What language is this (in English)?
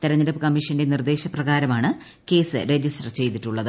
Malayalam